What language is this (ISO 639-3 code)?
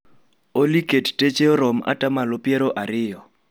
luo